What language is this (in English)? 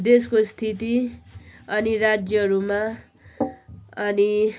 Nepali